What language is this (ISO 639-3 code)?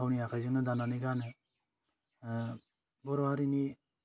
brx